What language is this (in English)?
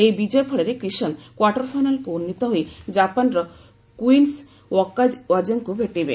Odia